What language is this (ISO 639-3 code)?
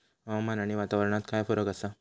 mar